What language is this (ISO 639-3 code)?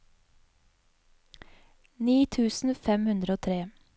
nor